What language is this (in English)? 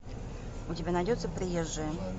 Russian